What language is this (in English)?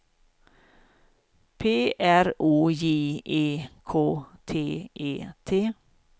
Swedish